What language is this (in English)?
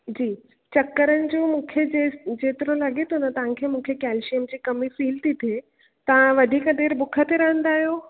Sindhi